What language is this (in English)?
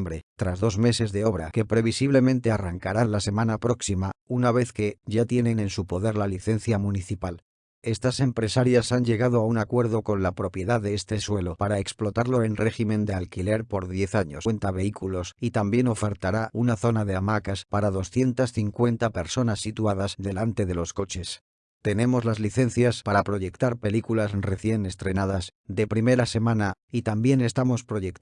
Spanish